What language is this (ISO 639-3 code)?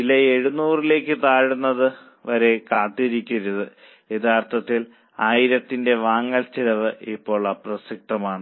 mal